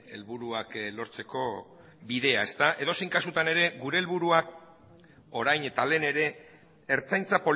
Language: Basque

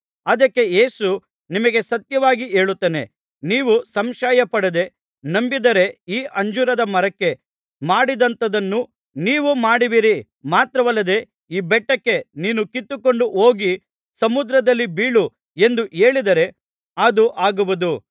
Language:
Kannada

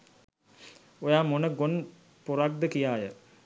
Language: Sinhala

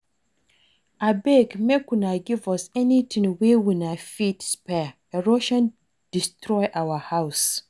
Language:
Nigerian Pidgin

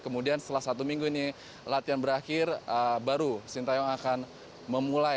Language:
Indonesian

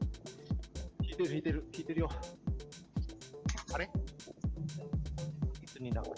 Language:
Japanese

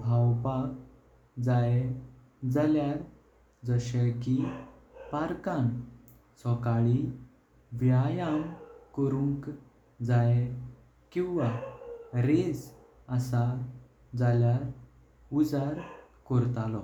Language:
Konkani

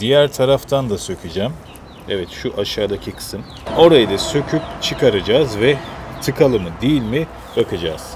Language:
Turkish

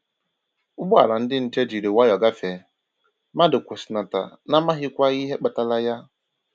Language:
Igbo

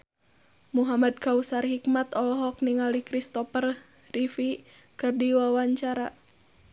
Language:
Sundanese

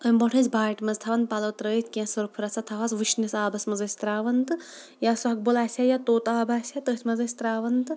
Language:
Kashmiri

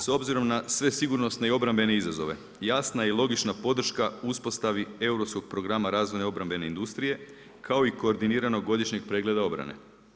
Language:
Croatian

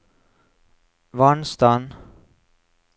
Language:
Norwegian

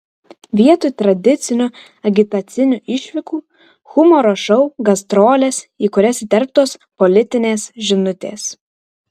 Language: Lithuanian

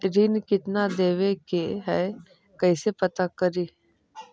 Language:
Magahi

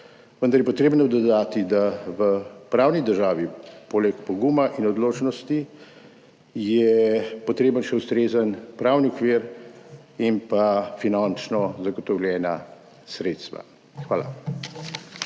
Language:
Slovenian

